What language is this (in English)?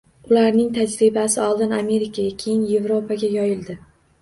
Uzbek